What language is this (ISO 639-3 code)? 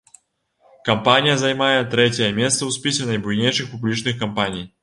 bel